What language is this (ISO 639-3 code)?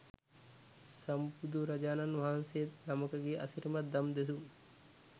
sin